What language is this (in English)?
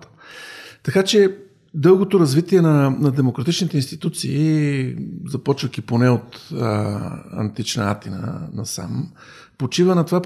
Bulgarian